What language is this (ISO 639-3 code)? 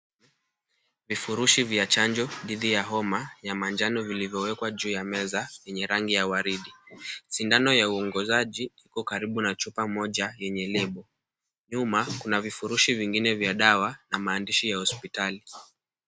swa